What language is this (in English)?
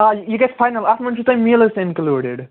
Kashmiri